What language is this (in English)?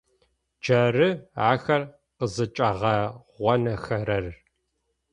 Adyghe